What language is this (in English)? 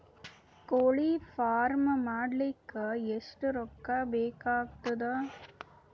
Kannada